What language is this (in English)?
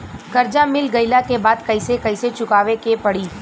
Bhojpuri